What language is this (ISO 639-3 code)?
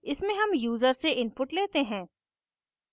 hin